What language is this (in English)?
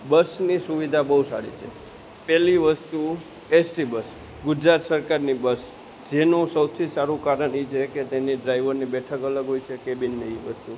Gujarati